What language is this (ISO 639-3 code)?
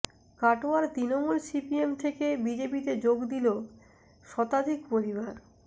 ben